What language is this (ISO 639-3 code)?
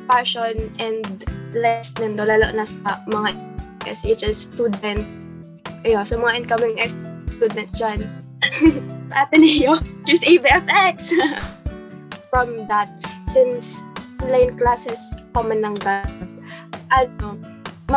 fil